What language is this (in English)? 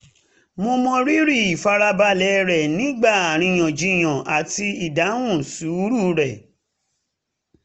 Yoruba